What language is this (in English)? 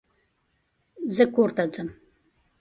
Pashto